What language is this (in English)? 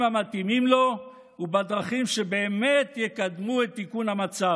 Hebrew